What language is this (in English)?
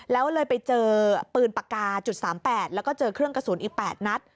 Thai